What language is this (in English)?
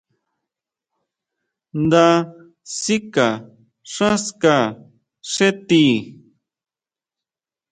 Huautla Mazatec